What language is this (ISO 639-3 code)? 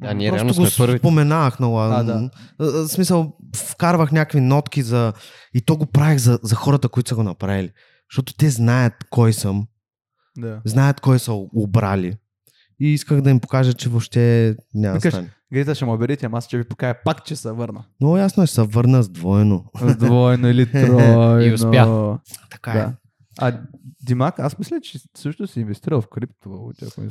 bul